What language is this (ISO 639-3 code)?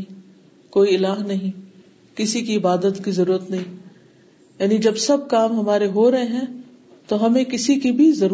urd